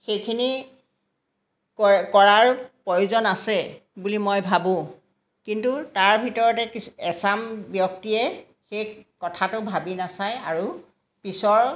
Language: Assamese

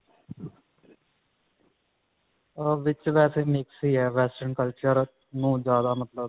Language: Punjabi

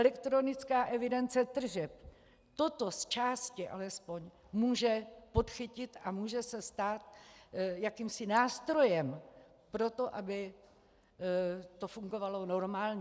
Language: Czech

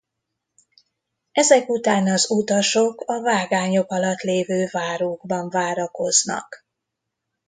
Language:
Hungarian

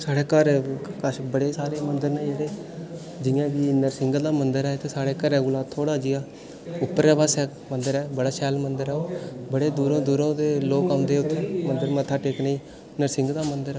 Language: Dogri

